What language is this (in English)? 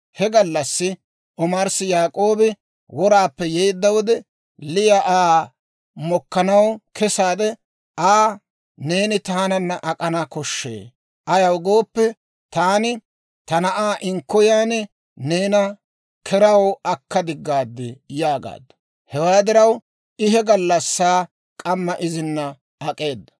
Dawro